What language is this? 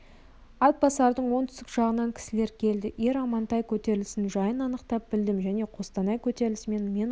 Kazakh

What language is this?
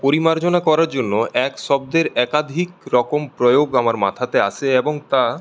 Bangla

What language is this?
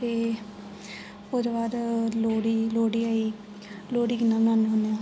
Dogri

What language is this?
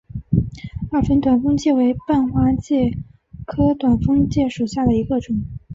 Chinese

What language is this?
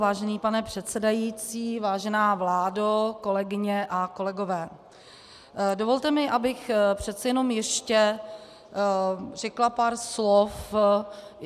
Czech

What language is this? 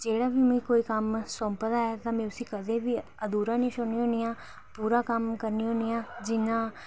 Dogri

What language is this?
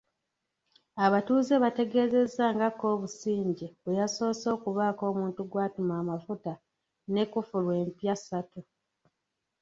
Ganda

